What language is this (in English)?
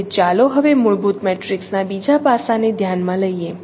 Gujarati